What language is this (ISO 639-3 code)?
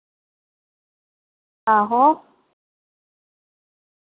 doi